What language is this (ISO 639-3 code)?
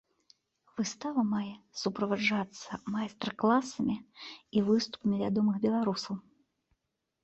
bel